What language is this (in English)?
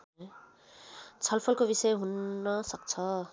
Nepali